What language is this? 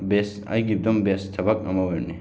Manipuri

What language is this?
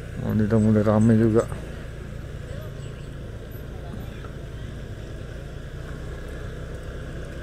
Indonesian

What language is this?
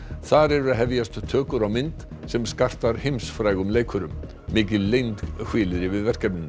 Icelandic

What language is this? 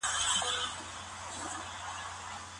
Pashto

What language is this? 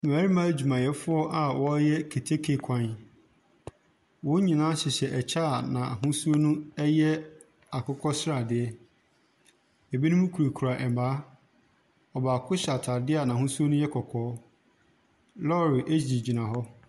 Akan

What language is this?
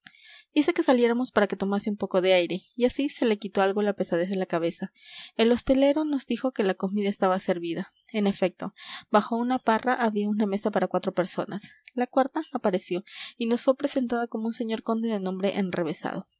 Spanish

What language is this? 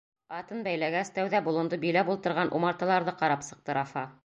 Bashkir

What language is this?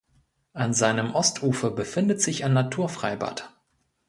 German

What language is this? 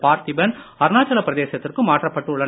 Tamil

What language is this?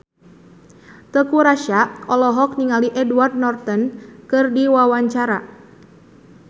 Sundanese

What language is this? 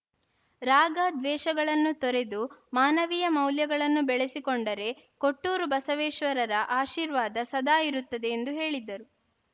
Kannada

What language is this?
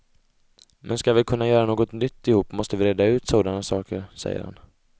Swedish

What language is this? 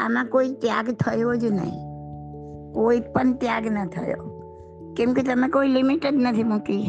Gujarati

